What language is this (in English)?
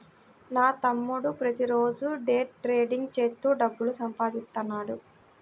Telugu